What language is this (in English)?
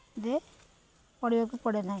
Odia